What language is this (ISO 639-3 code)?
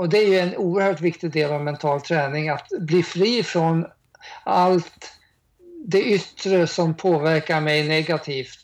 swe